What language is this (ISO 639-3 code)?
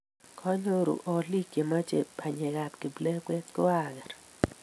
kln